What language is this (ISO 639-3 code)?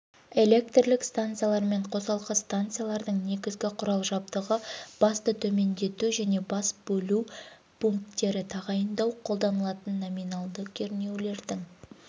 kaz